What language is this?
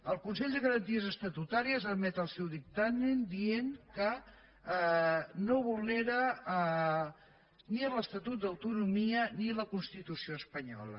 Catalan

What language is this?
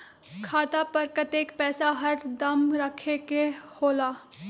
Magahi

